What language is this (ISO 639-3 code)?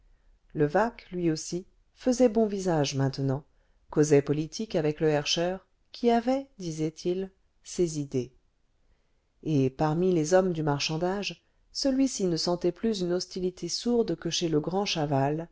fra